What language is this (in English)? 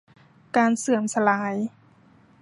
Thai